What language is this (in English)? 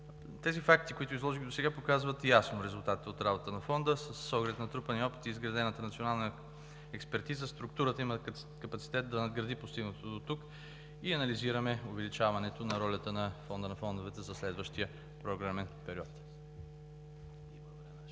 Bulgarian